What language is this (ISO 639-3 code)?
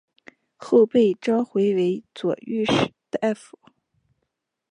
zho